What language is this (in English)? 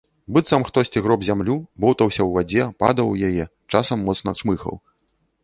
Belarusian